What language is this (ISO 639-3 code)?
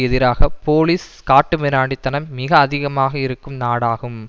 tam